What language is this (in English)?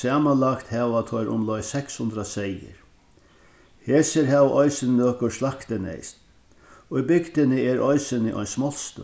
Faroese